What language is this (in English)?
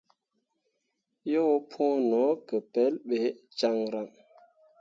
Mundang